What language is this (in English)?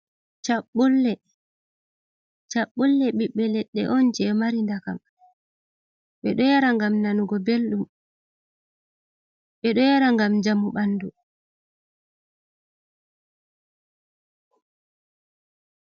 Fula